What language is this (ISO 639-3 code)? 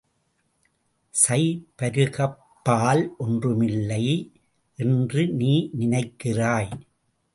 tam